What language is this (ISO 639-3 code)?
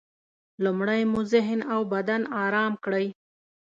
pus